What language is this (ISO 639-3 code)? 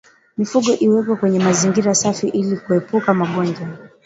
swa